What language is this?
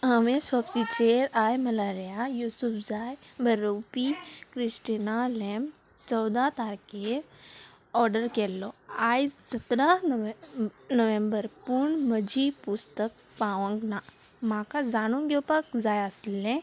Konkani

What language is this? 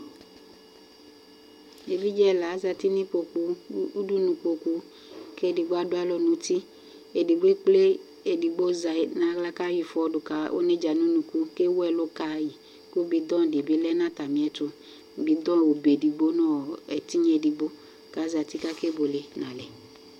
Ikposo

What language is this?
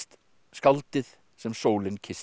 Icelandic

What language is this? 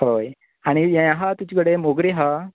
Konkani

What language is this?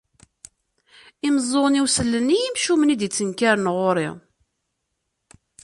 Kabyle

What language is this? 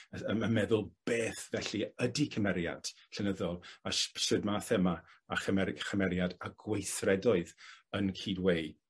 Welsh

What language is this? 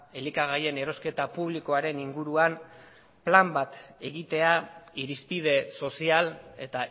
Basque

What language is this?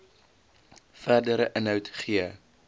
Afrikaans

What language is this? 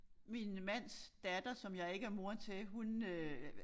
Danish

